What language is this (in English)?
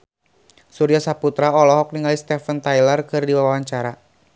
Sundanese